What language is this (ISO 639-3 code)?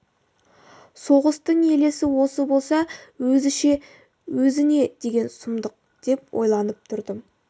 kaz